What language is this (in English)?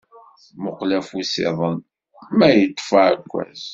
Kabyle